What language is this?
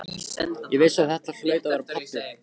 Icelandic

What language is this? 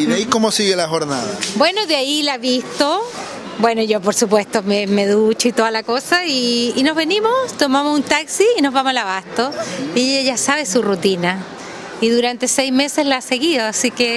Spanish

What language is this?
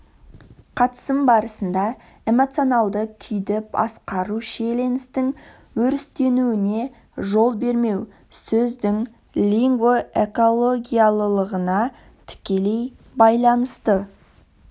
Kazakh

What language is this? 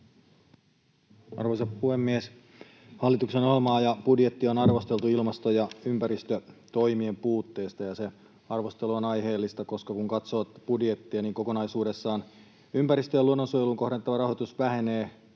Finnish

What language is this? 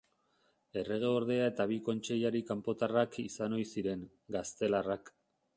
Basque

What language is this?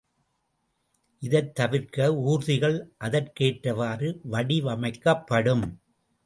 Tamil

